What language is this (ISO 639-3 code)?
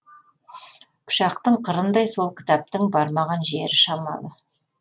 kaz